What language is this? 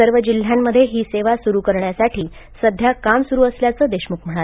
Marathi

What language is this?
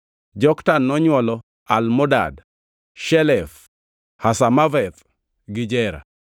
Luo (Kenya and Tanzania)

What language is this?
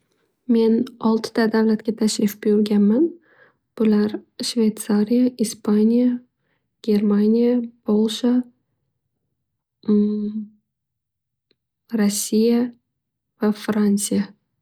Uzbek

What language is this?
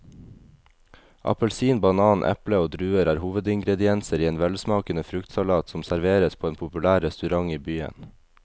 Norwegian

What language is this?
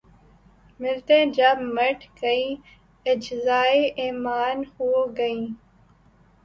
Urdu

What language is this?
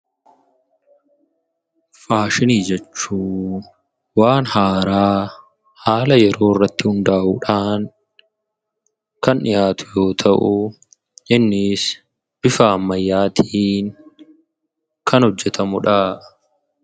Oromo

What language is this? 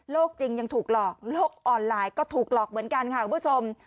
Thai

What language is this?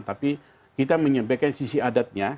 Indonesian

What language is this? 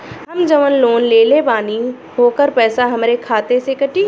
Bhojpuri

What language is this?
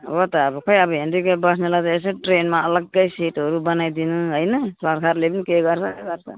Nepali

